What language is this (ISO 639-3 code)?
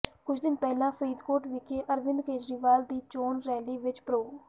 pan